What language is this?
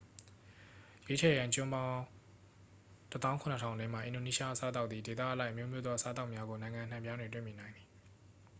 Burmese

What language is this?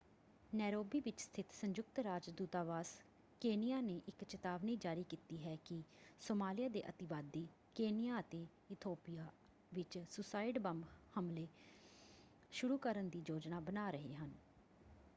Punjabi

